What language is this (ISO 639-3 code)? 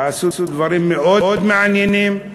heb